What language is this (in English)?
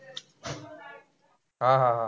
Marathi